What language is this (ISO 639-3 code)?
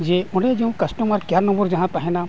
sat